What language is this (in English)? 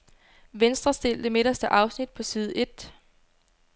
Danish